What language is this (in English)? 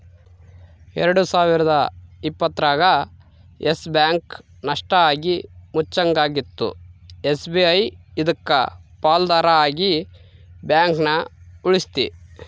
Kannada